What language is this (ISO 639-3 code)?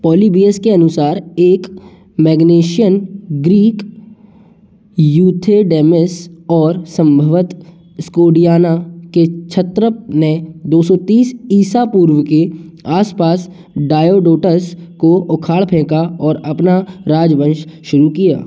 hin